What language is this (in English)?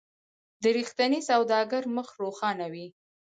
Pashto